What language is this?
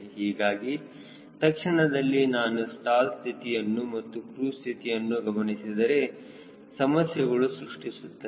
Kannada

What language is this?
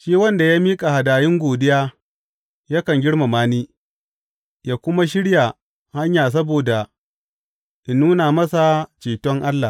Hausa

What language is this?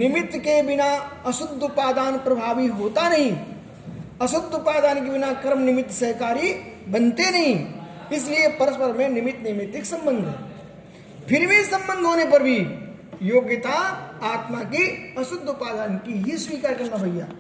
Hindi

